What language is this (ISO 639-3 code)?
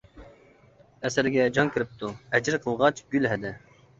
uig